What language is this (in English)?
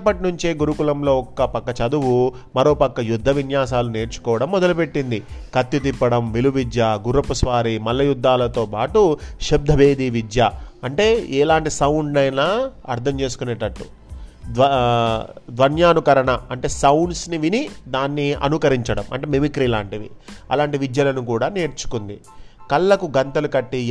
Telugu